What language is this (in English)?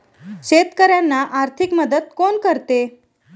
Marathi